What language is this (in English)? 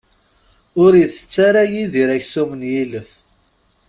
Kabyle